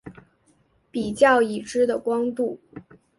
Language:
Chinese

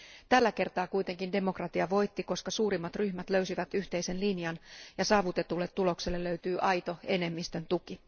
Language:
Finnish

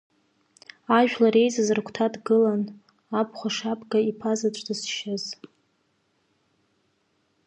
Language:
Abkhazian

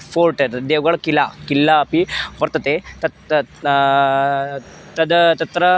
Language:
Sanskrit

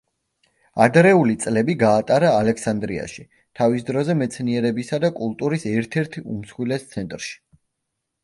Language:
Georgian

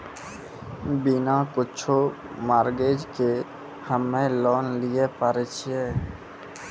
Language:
Maithili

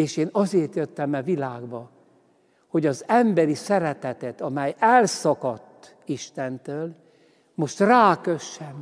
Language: Hungarian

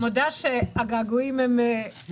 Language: Hebrew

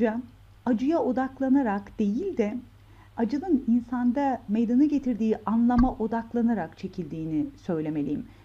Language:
Turkish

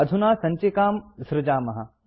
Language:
Sanskrit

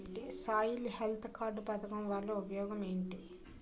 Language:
Telugu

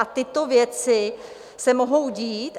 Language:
Czech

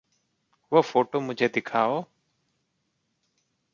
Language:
Hindi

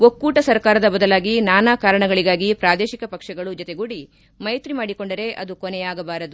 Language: Kannada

